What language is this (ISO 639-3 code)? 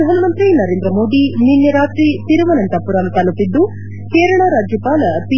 kan